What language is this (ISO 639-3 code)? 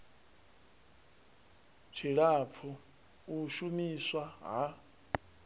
ven